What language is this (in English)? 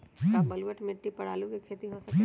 Magahi